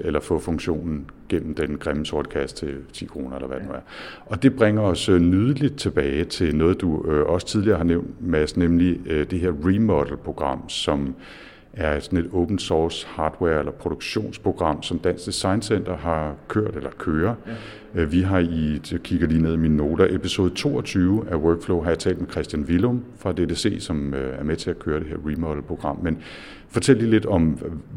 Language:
Danish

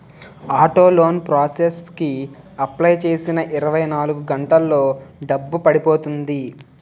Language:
Telugu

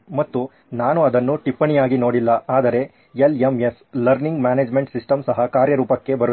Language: Kannada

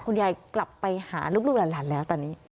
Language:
Thai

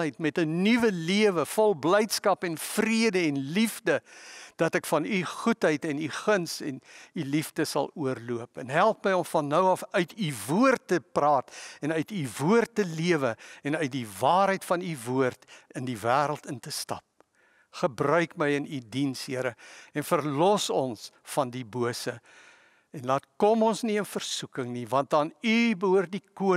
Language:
Dutch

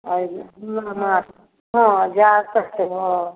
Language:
Maithili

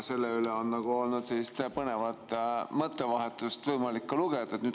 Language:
Estonian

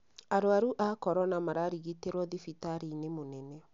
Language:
Kikuyu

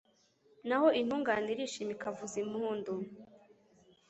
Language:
Kinyarwanda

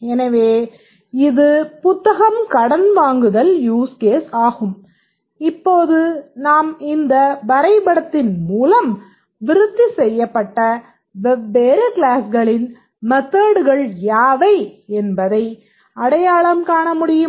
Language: Tamil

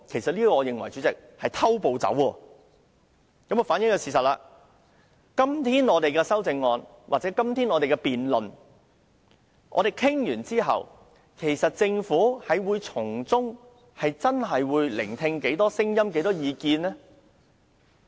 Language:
Cantonese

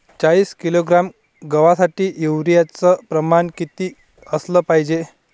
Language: Marathi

